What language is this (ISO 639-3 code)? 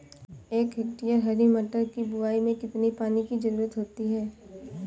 hin